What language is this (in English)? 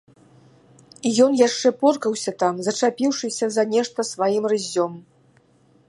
Belarusian